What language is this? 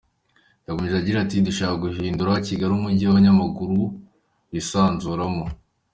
Kinyarwanda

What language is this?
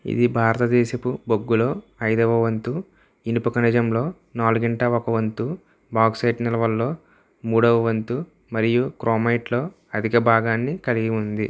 Telugu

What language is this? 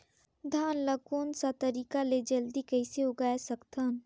Chhattisgarhi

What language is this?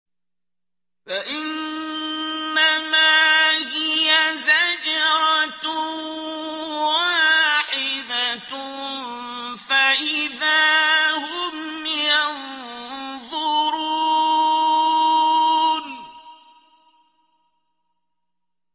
Arabic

